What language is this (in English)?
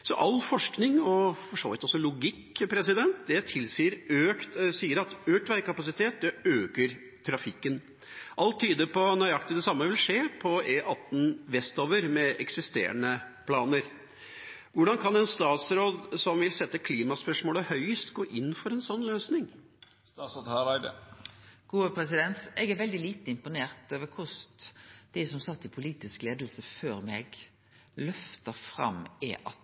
Norwegian